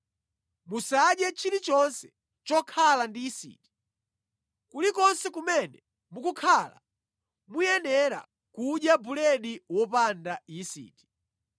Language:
Nyanja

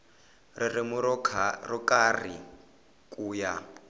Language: Tsonga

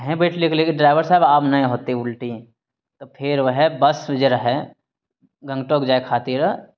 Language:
Maithili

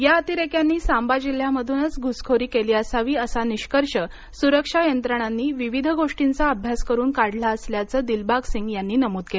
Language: Marathi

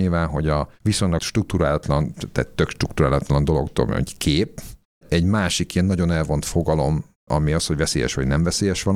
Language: Hungarian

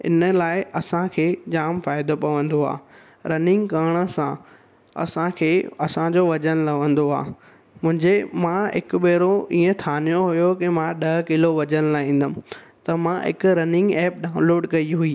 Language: Sindhi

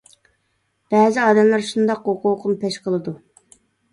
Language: Uyghur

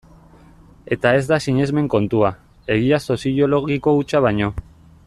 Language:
Basque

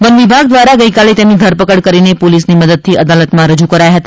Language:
Gujarati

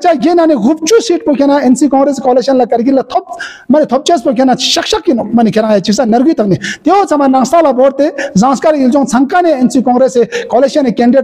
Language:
Romanian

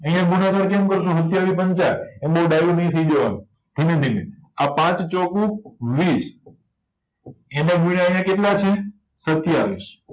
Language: Gujarati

